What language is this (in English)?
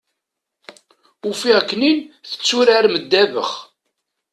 Kabyle